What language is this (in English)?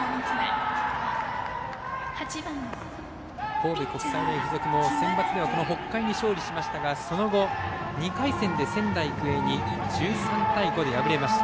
Japanese